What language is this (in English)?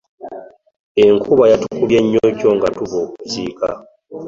Ganda